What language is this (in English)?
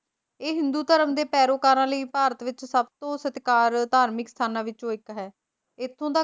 Punjabi